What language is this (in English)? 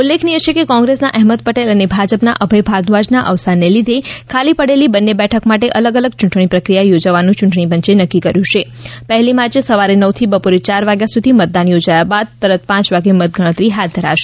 Gujarati